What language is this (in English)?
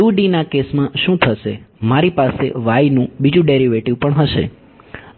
Gujarati